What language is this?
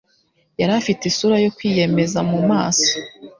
Kinyarwanda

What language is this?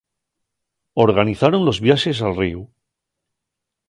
Asturian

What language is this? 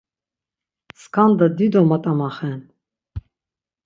Laz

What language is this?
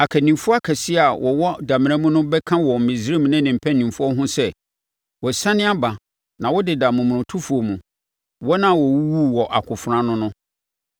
Akan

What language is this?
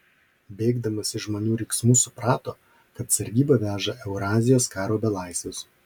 Lithuanian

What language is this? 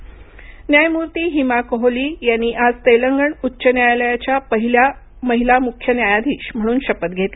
Marathi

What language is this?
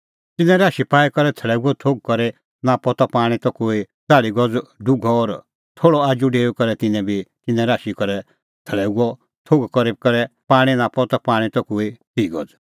Kullu Pahari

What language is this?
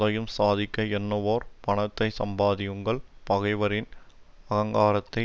Tamil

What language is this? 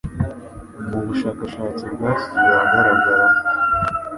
Kinyarwanda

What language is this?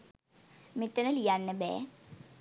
Sinhala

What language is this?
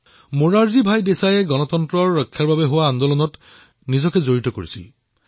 Assamese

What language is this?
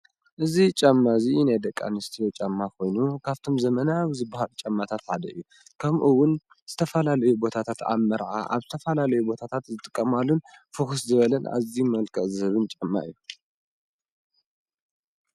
Tigrinya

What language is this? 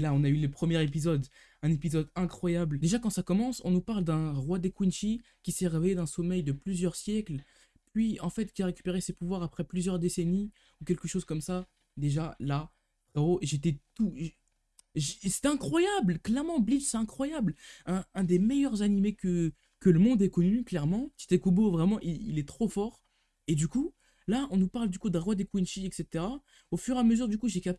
French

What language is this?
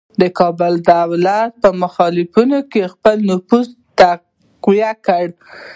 Pashto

